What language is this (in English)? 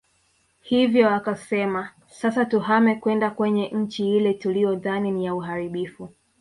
Swahili